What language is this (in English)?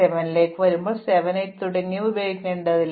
Malayalam